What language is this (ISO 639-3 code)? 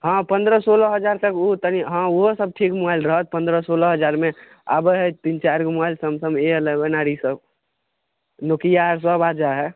mai